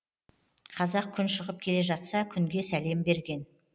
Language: Kazakh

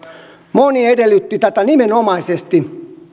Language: Finnish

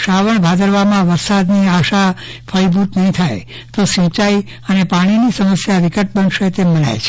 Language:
Gujarati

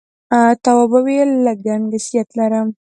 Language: Pashto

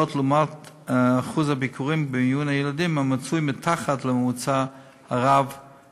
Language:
Hebrew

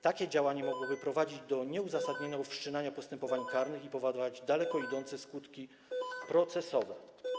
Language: Polish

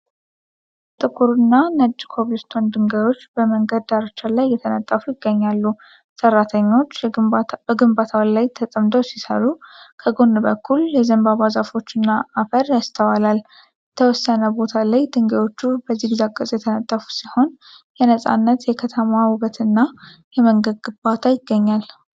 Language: Amharic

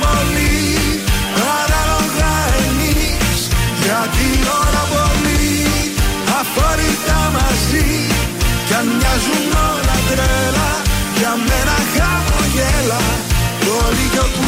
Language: Greek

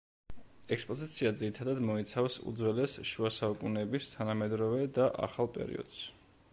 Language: Georgian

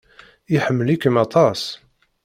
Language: Kabyle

